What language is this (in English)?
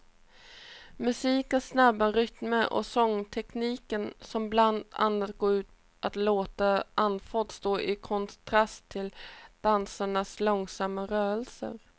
Swedish